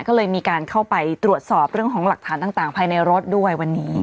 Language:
Thai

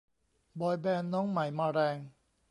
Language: Thai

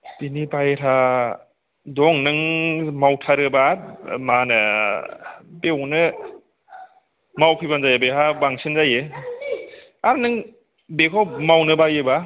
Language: Bodo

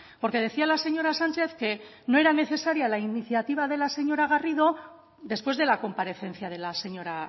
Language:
Spanish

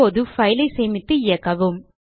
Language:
Tamil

